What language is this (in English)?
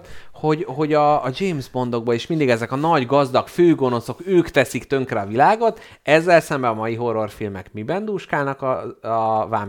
Hungarian